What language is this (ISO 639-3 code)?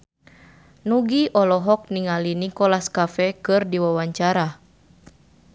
sun